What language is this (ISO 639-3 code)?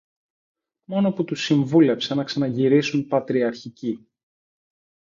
ell